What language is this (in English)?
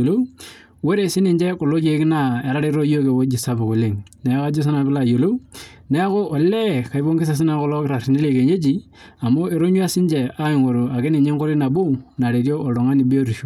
Masai